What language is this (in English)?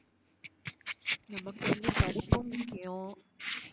Tamil